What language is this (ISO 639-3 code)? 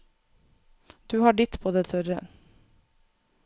nor